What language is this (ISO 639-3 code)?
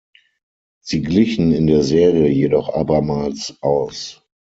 deu